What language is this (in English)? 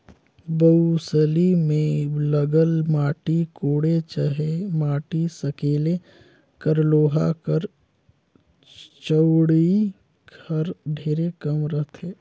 Chhattisgarhi